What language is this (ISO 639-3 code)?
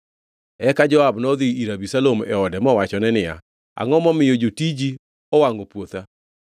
luo